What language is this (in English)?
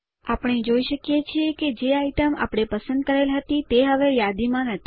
Gujarati